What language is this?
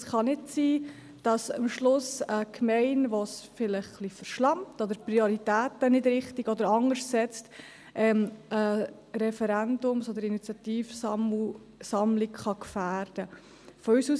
Swiss German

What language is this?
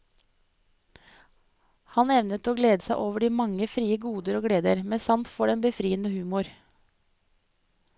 Norwegian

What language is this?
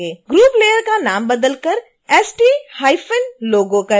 Hindi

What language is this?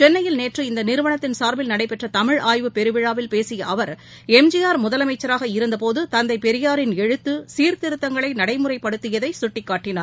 Tamil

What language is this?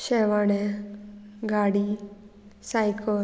Konkani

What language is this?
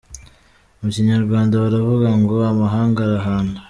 Kinyarwanda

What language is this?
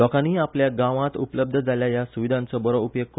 Konkani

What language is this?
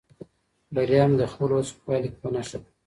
Pashto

